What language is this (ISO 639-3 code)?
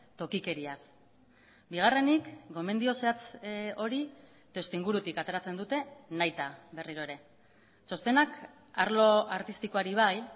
eus